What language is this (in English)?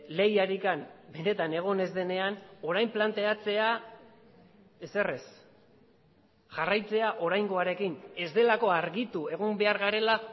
Basque